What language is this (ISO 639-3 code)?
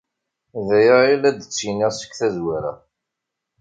kab